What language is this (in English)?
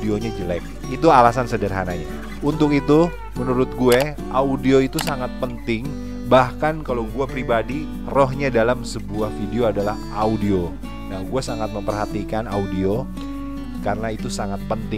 Indonesian